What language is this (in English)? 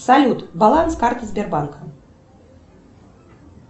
Russian